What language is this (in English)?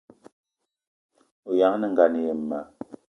Eton (Cameroon)